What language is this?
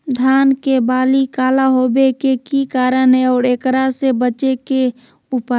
Magahi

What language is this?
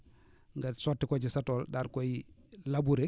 Wolof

